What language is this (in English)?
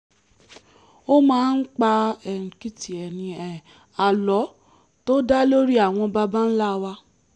Yoruba